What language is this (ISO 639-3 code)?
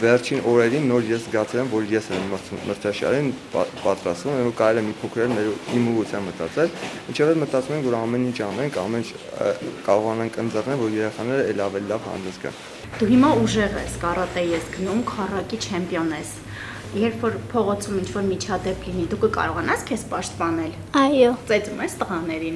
ron